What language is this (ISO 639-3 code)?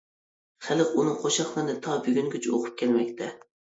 uig